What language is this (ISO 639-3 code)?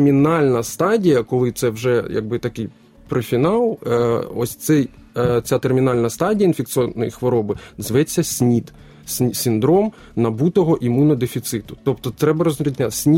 ukr